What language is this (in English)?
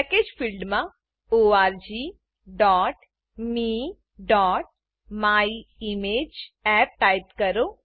Gujarati